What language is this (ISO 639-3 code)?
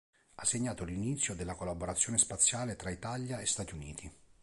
ita